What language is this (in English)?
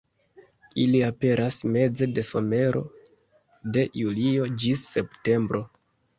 Esperanto